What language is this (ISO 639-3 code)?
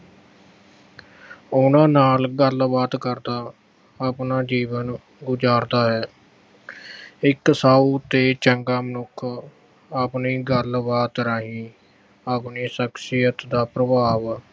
pan